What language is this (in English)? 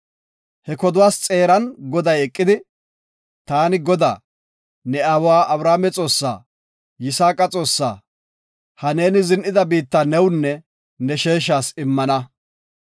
Gofa